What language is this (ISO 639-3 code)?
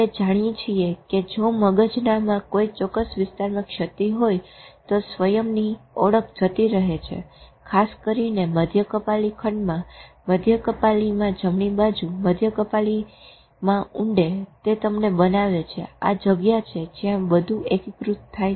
guj